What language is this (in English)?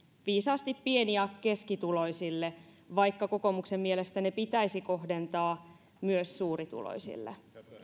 Finnish